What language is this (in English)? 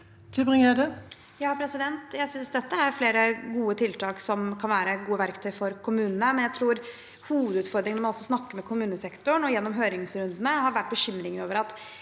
Norwegian